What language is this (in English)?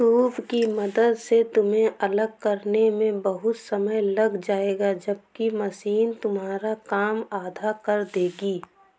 Hindi